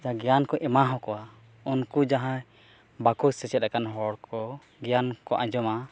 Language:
Santali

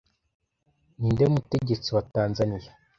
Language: Kinyarwanda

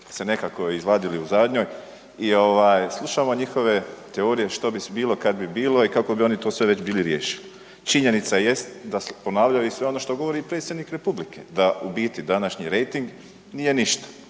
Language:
Croatian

